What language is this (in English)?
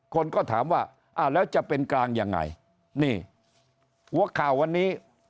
Thai